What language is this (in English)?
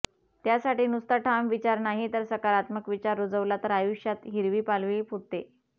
Marathi